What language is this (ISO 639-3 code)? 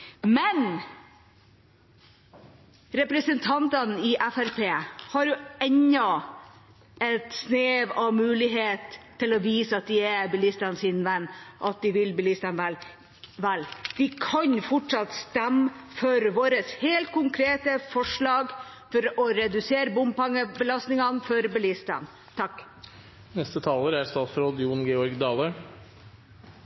nor